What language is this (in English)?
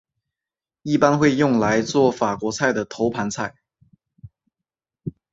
Chinese